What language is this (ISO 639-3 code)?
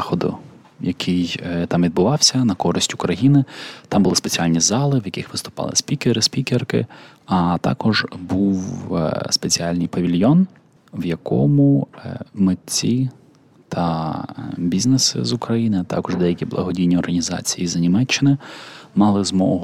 ukr